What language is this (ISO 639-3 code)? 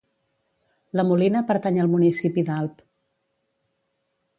cat